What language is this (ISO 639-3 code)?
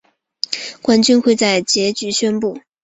zho